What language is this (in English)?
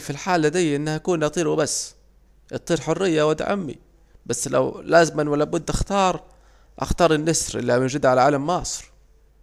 Saidi Arabic